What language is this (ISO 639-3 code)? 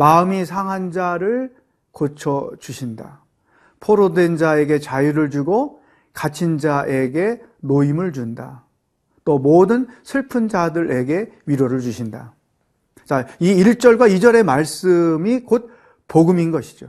kor